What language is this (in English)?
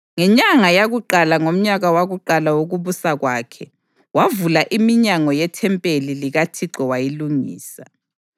North Ndebele